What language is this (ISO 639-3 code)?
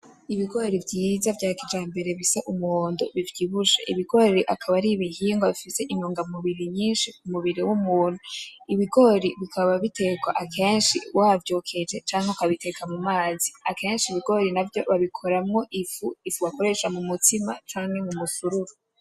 run